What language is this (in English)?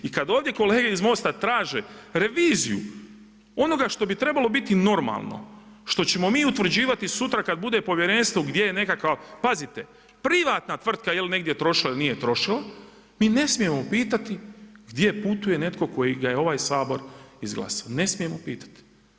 Croatian